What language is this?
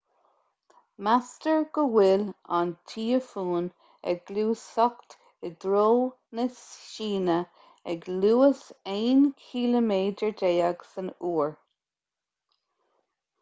Irish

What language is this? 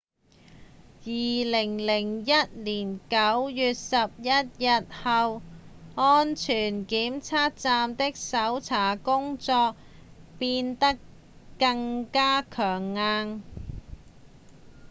Cantonese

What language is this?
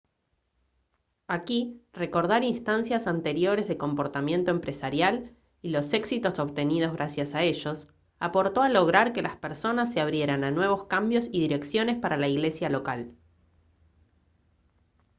Spanish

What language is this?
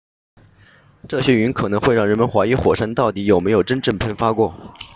Chinese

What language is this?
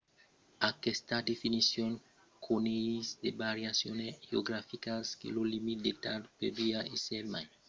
Occitan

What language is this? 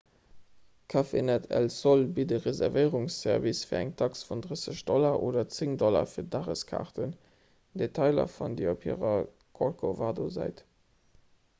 Luxembourgish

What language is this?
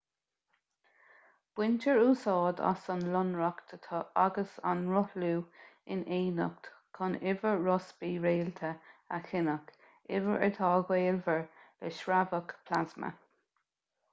Irish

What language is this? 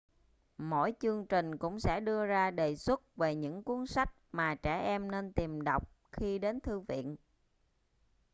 Vietnamese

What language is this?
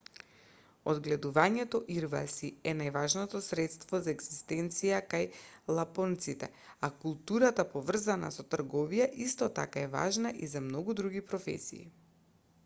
Macedonian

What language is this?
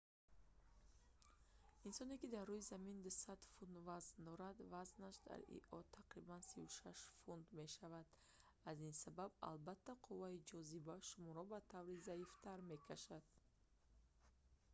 Tajik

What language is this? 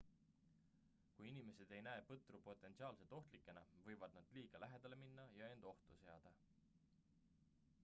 Estonian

